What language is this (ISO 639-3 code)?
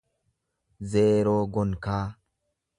orm